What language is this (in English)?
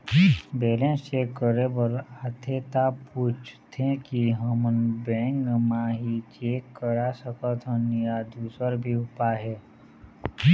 Chhattisgarhi